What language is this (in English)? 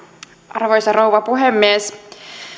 Finnish